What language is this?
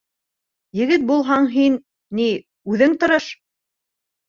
Bashkir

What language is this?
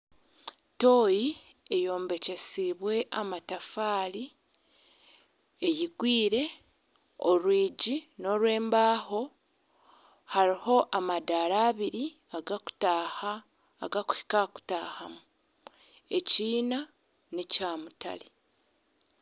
Nyankole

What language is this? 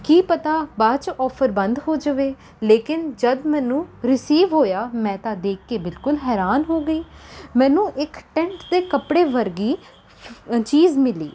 Punjabi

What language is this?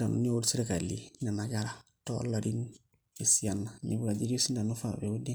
Masai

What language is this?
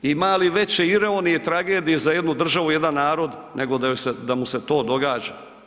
Croatian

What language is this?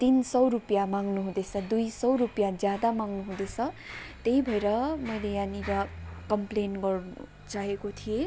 Nepali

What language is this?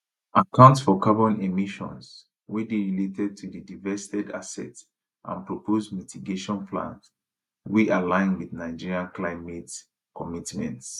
Nigerian Pidgin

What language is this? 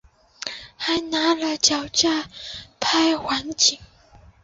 Chinese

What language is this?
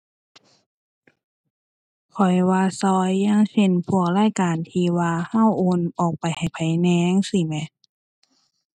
Thai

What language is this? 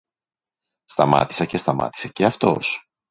Greek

